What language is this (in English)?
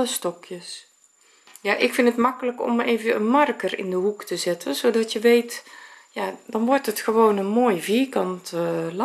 Dutch